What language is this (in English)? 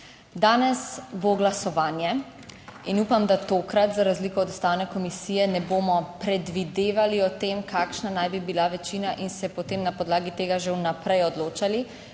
Slovenian